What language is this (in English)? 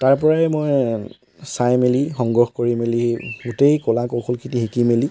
Assamese